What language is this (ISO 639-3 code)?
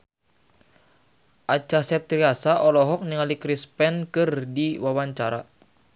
sun